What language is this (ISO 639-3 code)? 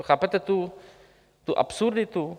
ces